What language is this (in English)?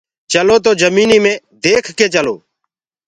Gurgula